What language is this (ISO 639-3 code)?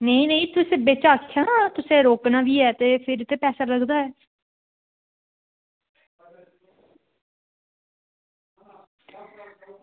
doi